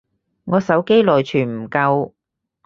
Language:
Cantonese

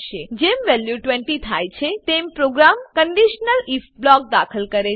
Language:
Gujarati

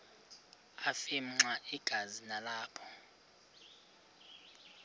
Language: Xhosa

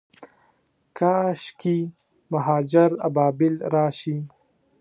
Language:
Pashto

